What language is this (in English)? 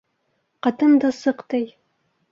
Bashkir